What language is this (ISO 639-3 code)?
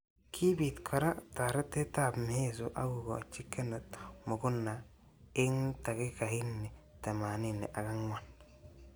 kln